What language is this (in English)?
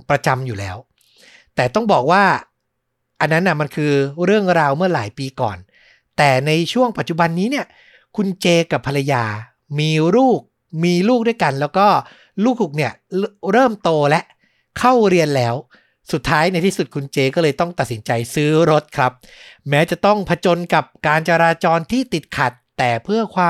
Thai